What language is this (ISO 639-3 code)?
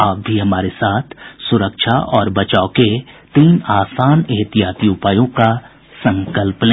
hin